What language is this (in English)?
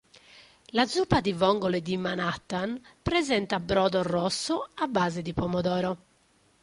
Italian